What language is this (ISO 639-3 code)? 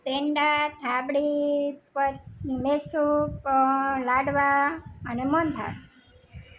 guj